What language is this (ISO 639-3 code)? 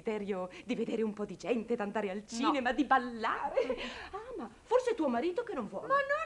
ita